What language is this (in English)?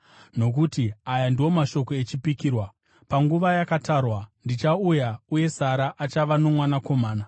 Shona